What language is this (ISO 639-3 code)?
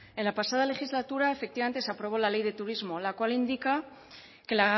spa